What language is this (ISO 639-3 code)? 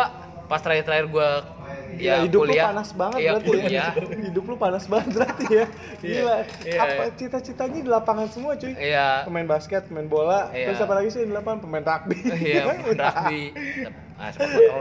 ind